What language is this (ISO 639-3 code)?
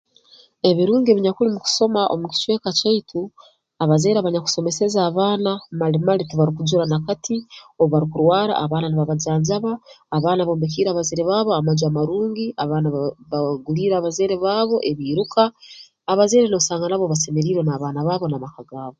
ttj